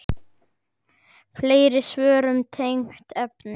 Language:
Icelandic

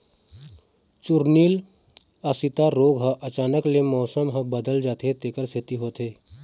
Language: Chhattisgarhi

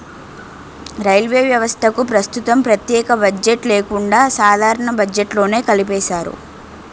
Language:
Telugu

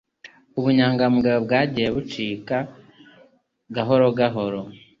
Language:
Kinyarwanda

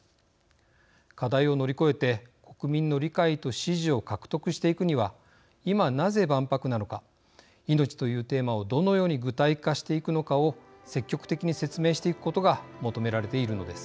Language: Japanese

